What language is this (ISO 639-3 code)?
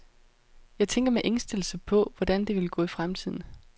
dan